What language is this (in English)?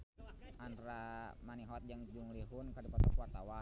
Sundanese